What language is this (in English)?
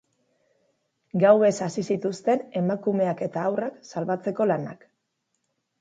Basque